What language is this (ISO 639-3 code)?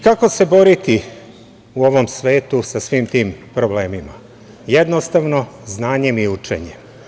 srp